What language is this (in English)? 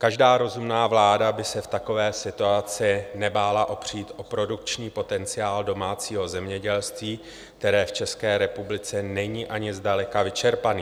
Czech